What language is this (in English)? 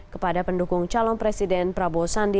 Indonesian